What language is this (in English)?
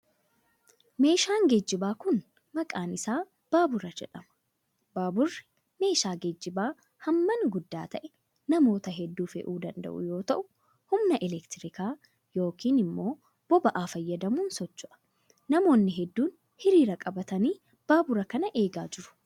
Oromo